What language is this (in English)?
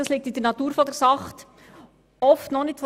Swiss German